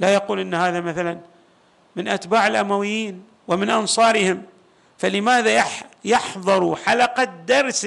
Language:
Arabic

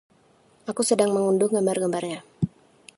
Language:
Indonesian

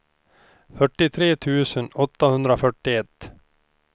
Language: Swedish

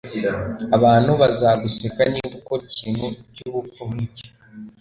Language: Kinyarwanda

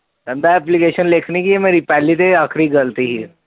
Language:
Punjabi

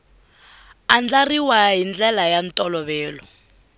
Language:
Tsonga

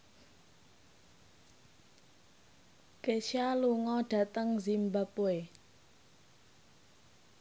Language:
Javanese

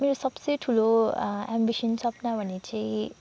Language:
Nepali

